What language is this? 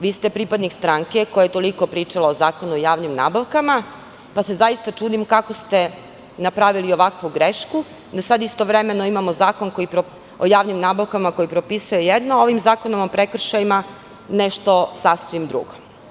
Serbian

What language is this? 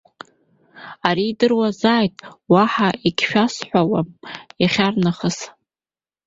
Abkhazian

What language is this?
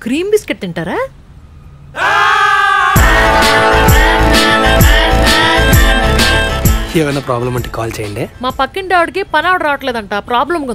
Arabic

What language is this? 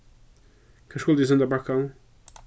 Faroese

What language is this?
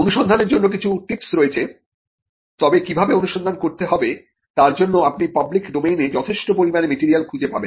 Bangla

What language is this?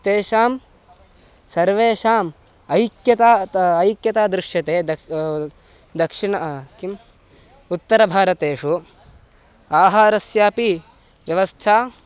Sanskrit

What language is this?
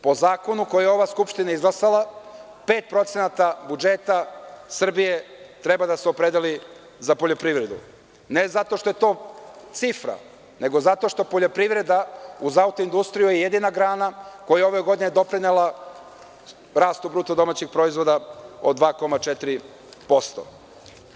Serbian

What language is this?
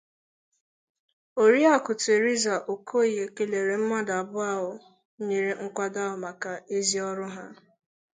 Igbo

